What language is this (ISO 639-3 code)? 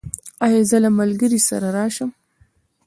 pus